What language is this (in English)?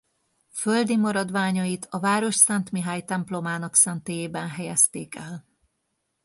Hungarian